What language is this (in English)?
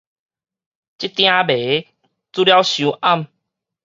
Min Nan Chinese